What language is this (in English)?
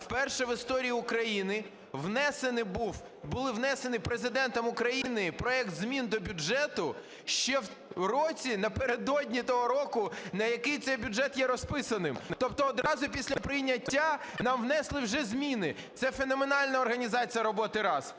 Ukrainian